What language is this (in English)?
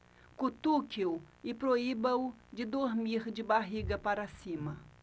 Portuguese